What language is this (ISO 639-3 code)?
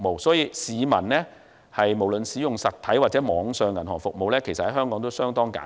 yue